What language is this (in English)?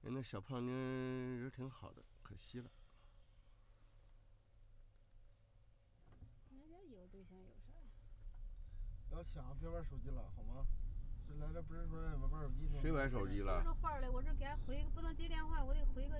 Chinese